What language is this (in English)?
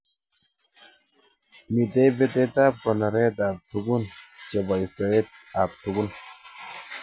Kalenjin